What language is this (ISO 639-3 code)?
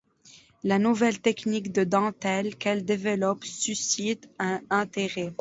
fra